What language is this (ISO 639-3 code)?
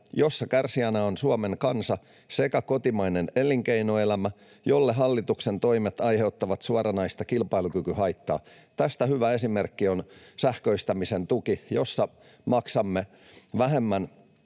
fin